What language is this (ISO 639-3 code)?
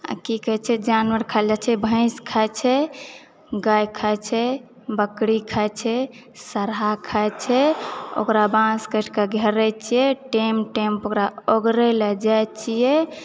mai